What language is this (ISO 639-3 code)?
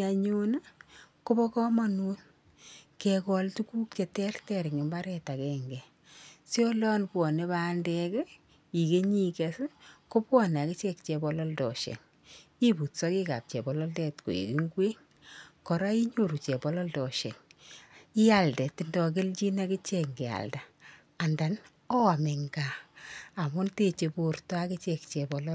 kln